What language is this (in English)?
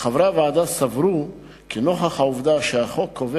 Hebrew